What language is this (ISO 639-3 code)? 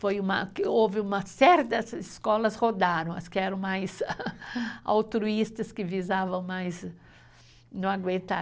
por